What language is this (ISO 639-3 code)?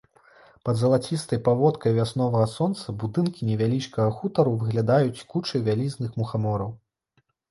bel